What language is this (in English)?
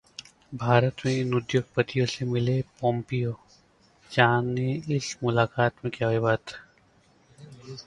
Hindi